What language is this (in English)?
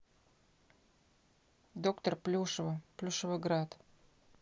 Russian